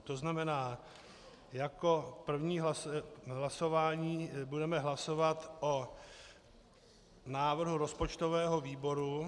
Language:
Czech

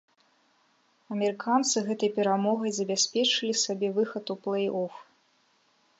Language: Belarusian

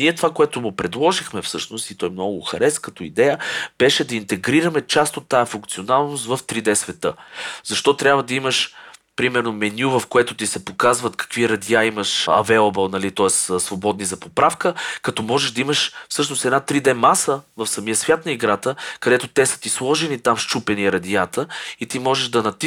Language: Bulgarian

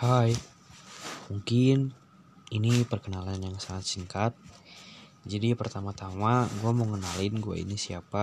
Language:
Indonesian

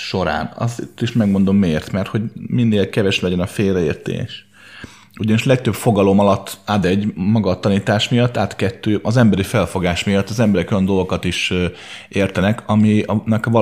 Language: Hungarian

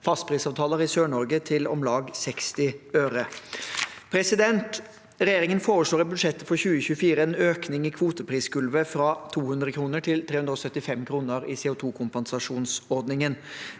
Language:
Norwegian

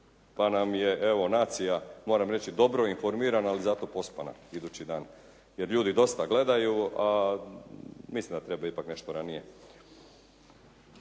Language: Croatian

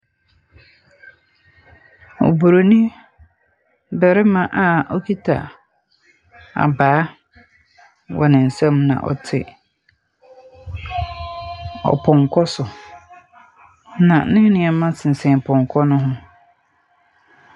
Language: Akan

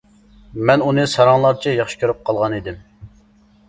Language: Uyghur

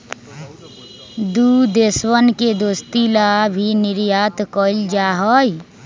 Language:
Magahi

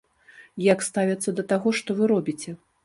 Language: Belarusian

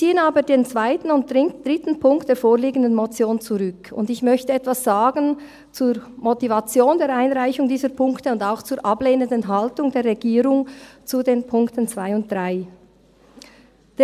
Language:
Swiss German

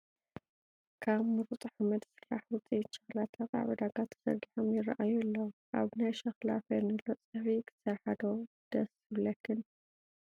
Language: Tigrinya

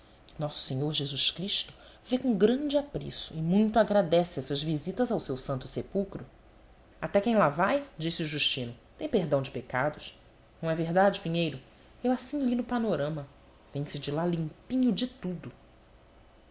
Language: Portuguese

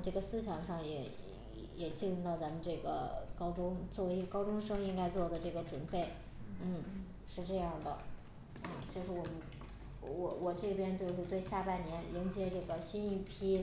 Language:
Chinese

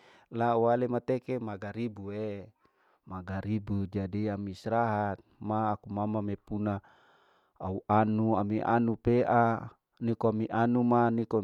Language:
Larike-Wakasihu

